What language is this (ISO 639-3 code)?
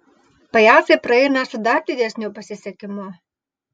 lit